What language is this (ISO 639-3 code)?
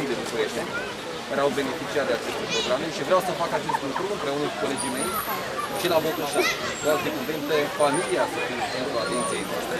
ron